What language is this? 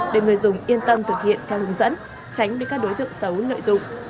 Vietnamese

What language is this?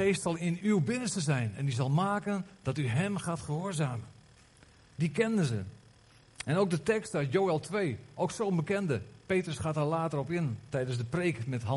Dutch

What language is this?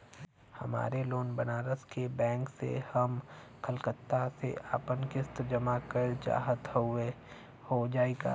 Bhojpuri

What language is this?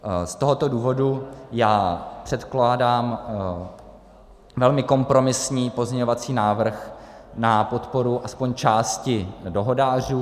Czech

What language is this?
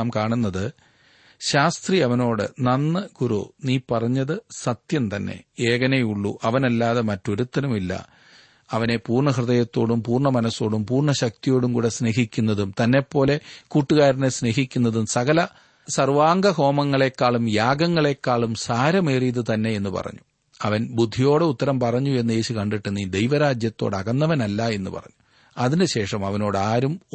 Malayalam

